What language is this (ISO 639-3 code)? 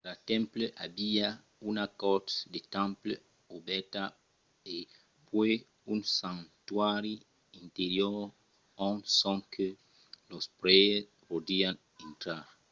oci